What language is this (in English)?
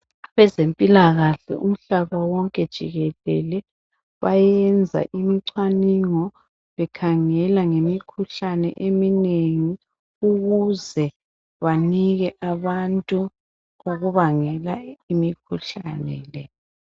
North Ndebele